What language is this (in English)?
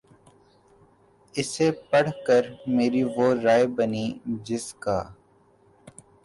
Urdu